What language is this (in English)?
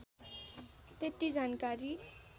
Nepali